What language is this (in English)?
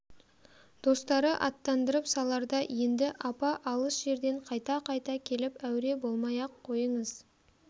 Kazakh